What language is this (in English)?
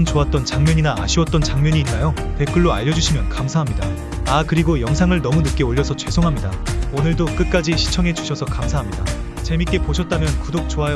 Korean